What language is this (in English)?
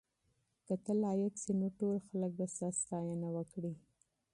Pashto